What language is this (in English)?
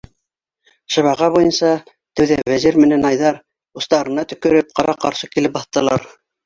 Bashkir